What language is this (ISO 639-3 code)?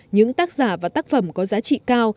vie